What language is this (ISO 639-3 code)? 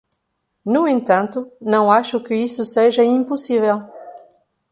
por